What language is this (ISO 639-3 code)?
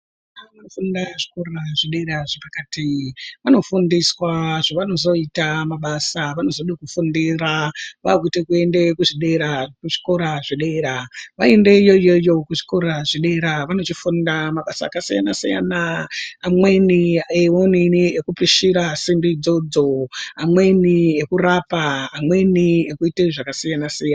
ndc